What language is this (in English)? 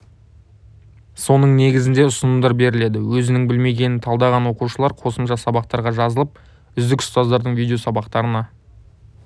Kazakh